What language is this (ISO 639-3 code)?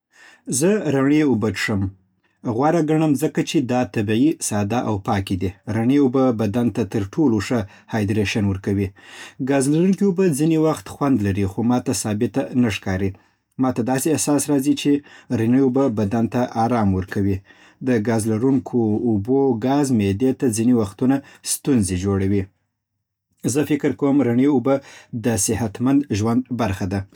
pbt